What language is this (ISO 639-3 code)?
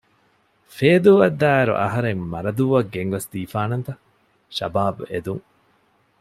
div